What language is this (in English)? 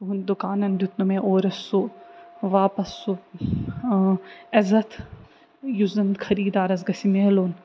Kashmiri